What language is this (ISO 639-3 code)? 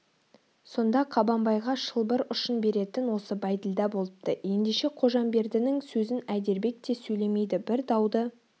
kaz